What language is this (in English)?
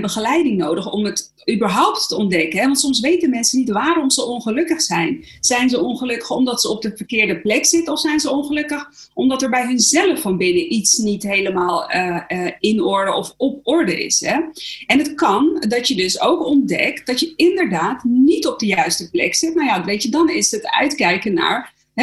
Dutch